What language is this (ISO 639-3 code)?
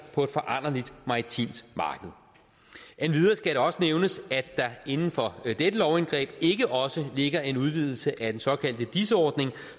dan